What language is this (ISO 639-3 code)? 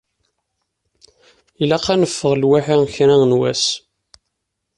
kab